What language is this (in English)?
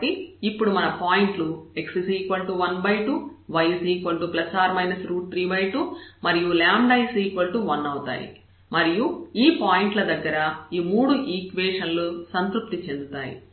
Telugu